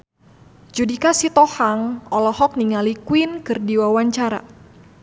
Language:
Sundanese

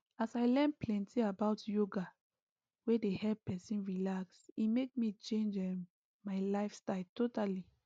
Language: Nigerian Pidgin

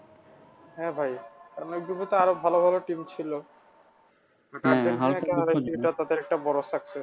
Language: Bangla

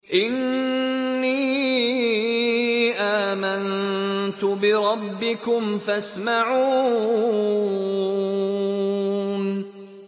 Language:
Arabic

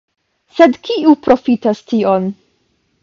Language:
Esperanto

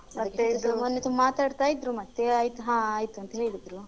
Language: Kannada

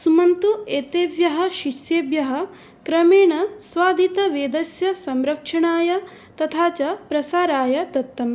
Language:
Sanskrit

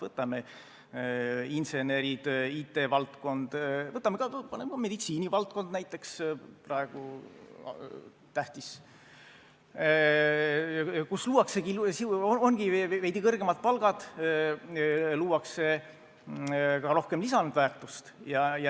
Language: Estonian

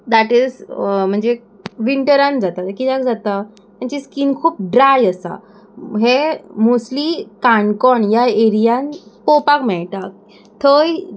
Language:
Konkani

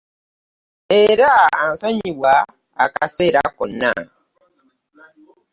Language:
Ganda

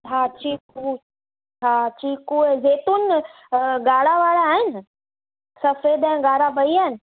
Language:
Sindhi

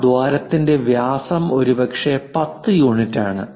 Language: Malayalam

